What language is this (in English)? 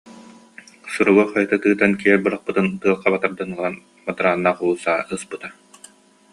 Yakut